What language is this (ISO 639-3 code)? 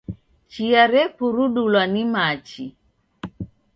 dav